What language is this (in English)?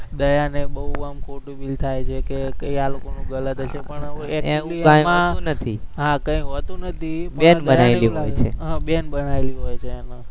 Gujarati